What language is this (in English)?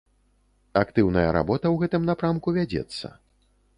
Belarusian